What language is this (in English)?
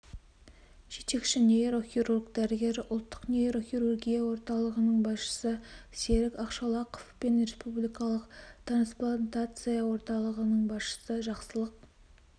Kazakh